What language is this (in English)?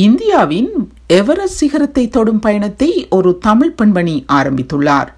Tamil